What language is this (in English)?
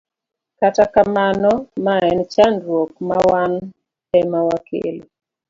Luo (Kenya and Tanzania)